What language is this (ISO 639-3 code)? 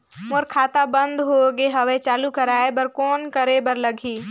hne